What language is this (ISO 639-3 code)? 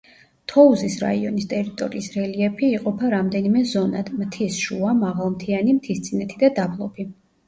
kat